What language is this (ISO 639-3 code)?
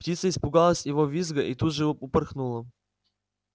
rus